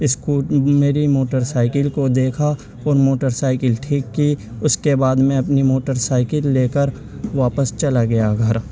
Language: Urdu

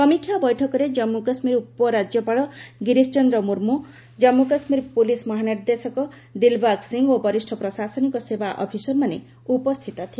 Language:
Odia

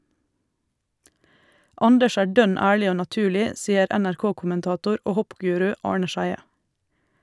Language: Norwegian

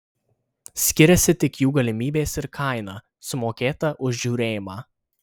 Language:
Lithuanian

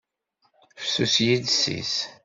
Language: Kabyle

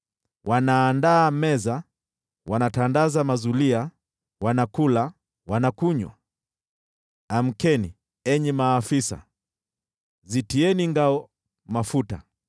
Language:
Swahili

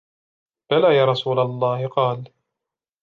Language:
Arabic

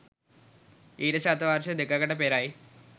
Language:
Sinhala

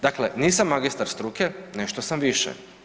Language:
Croatian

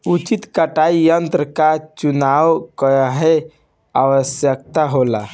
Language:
Bhojpuri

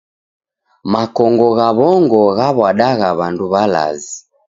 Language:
Taita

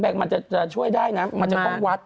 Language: Thai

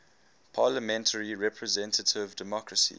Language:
English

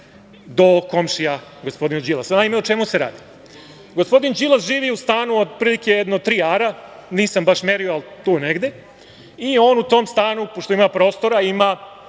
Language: Serbian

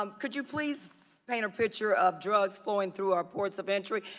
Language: English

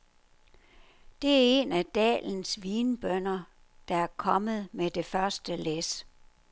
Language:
Danish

